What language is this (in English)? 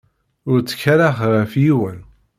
Kabyle